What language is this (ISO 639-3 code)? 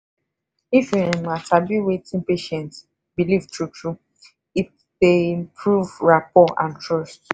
pcm